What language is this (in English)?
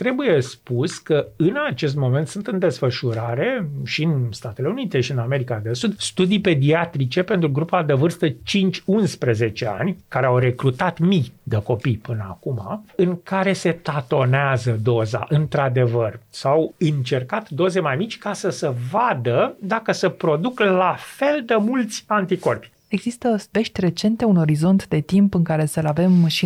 Romanian